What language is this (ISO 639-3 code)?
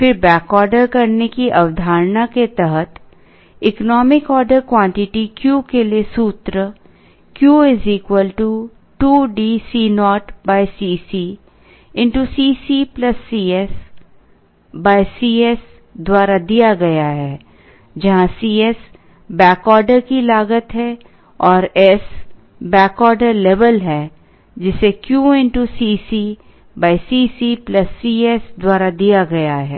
hin